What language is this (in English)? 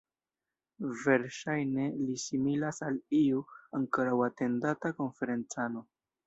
Esperanto